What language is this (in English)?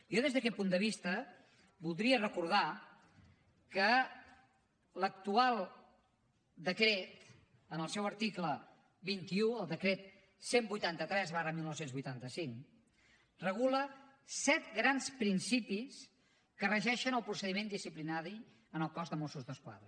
Catalan